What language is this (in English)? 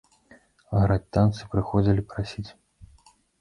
Belarusian